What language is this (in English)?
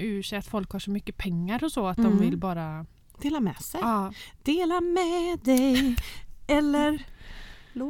Swedish